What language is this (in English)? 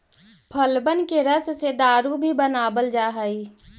Magahi